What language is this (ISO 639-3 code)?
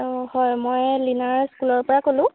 asm